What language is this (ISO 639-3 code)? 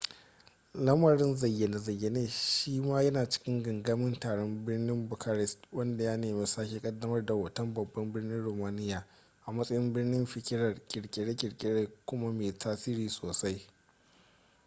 hau